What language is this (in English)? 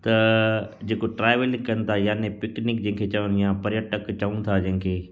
Sindhi